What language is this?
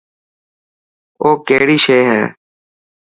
Dhatki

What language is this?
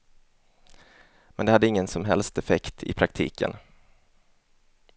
Swedish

